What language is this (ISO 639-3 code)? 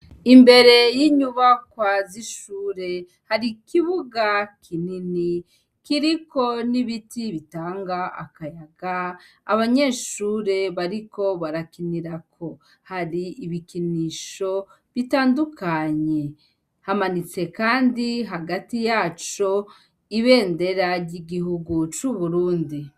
run